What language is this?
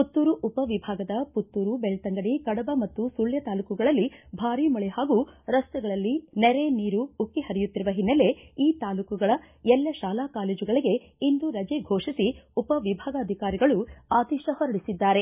Kannada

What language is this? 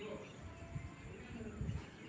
Telugu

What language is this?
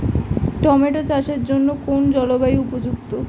Bangla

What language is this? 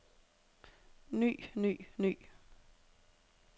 Danish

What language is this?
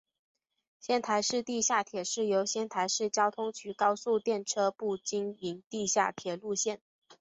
Chinese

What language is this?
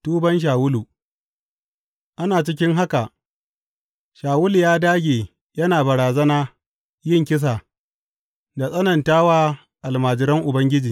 Hausa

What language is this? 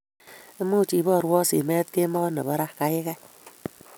Kalenjin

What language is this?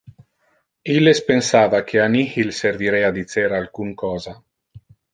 Interlingua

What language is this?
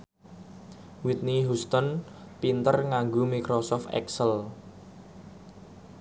Javanese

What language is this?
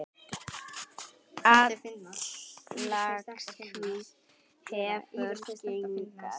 Icelandic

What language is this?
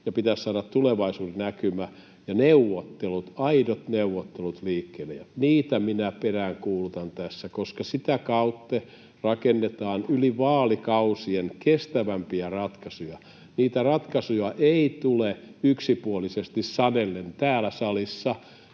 Finnish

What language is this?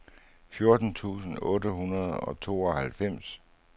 Danish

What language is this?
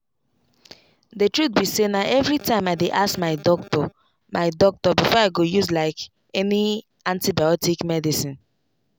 Nigerian Pidgin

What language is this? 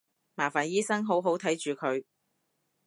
Cantonese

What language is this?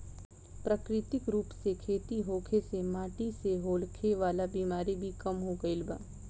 Bhojpuri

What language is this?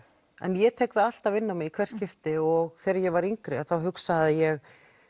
Icelandic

